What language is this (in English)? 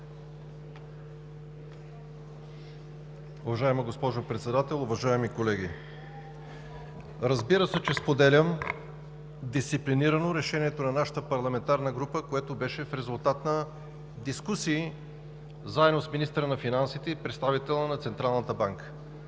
Bulgarian